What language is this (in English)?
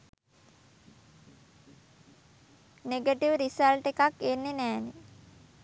Sinhala